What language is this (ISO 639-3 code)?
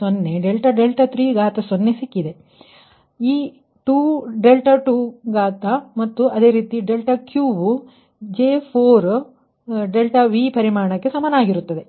kan